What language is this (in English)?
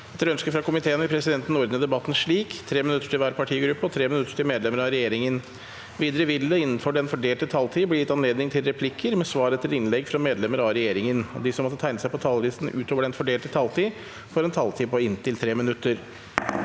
Norwegian